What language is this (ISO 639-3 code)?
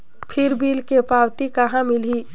hne